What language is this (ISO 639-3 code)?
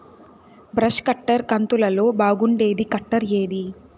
tel